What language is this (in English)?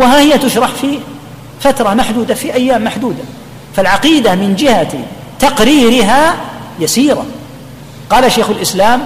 Arabic